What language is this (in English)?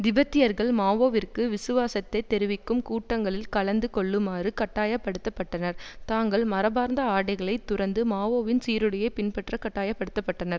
Tamil